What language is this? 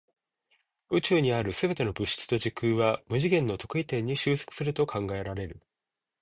Japanese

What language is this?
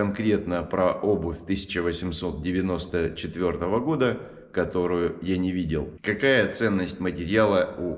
Russian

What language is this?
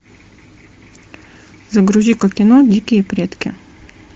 Russian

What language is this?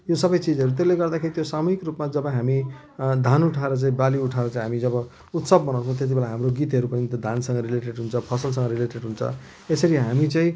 Nepali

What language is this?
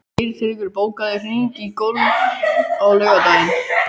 Icelandic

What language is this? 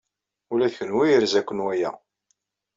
Kabyle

